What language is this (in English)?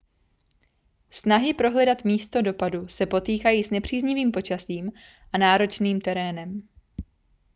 Czech